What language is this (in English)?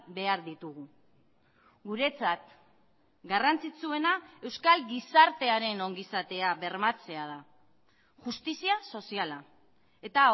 Basque